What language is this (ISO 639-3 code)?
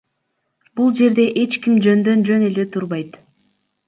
kir